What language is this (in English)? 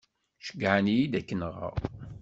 Kabyle